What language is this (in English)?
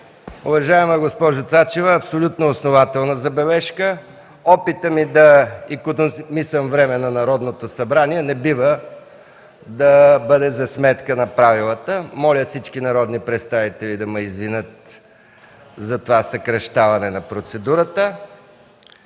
Bulgarian